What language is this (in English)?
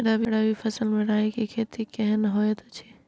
Maithili